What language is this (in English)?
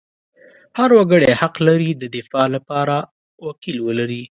Pashto